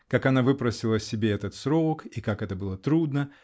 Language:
Russian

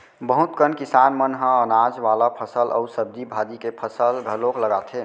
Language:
Chhattisgarhi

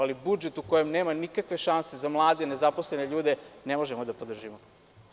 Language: Serbian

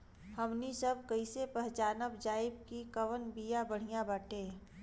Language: Bhojpuri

